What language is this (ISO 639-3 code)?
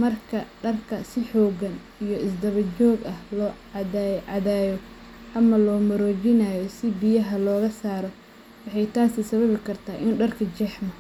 som